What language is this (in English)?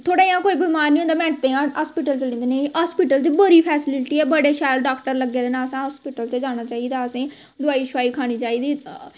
Dogri